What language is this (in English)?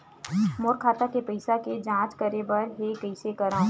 Chhattisgarhi